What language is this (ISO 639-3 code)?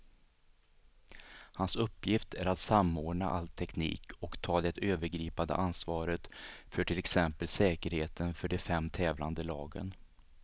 swe